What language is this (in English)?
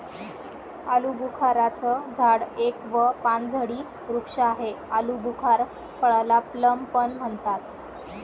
Marathi